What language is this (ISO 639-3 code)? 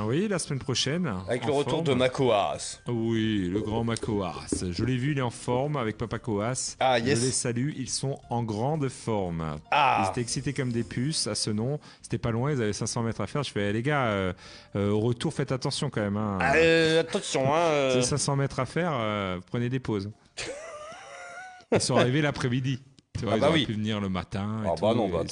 fra